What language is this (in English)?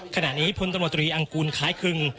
Thai